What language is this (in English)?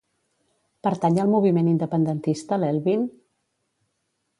Catalan